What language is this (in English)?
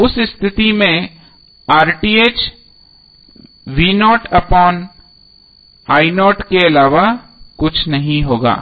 Hindi